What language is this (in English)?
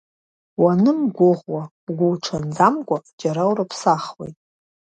Abkhazian